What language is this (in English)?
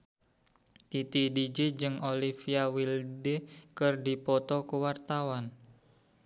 Sundanese